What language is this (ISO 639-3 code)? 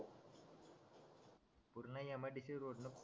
mar